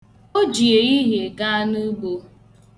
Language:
Igbo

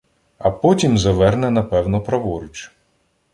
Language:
Ukrainian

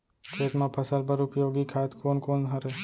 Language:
Chhattisgarhi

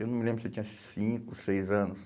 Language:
Portuguese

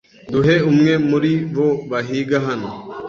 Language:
Kinyarwanda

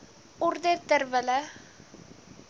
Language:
Afrikaans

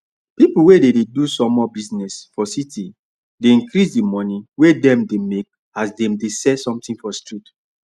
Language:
Nigerian Pidgin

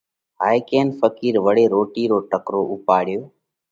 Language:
Parkari Koli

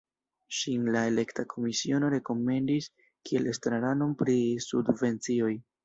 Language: Esperanto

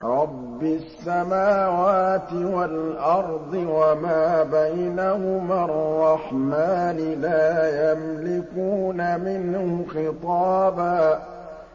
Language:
Arabic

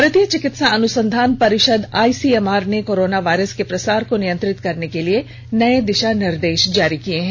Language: Hindi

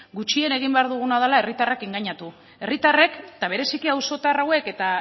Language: Basque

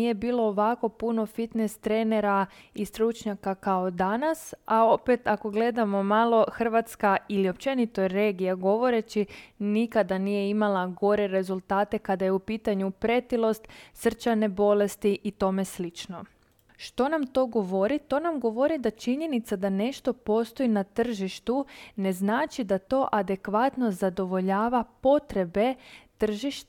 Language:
Croatian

